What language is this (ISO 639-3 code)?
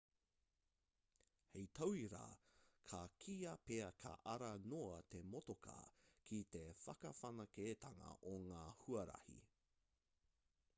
mri